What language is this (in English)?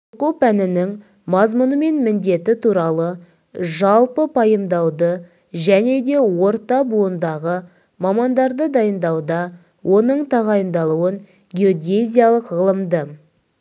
Kazakh